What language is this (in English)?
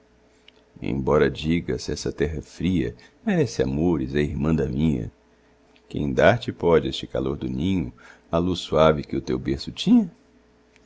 Portuguese